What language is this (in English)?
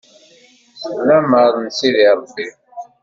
Kabyle